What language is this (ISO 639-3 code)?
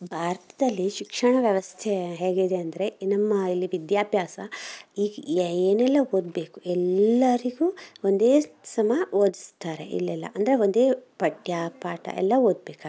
kan